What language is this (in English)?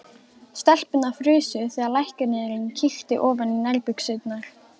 Icelandic